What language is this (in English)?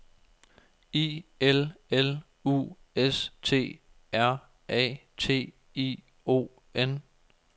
Danish